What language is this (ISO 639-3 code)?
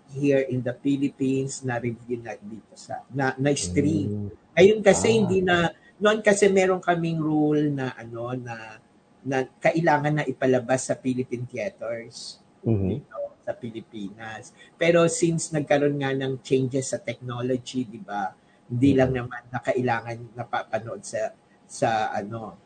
fil